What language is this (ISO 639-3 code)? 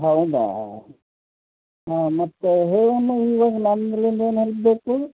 kan